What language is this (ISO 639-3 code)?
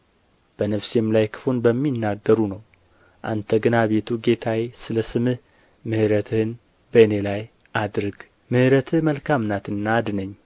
amh